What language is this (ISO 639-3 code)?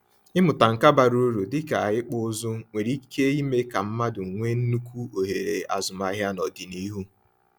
ibo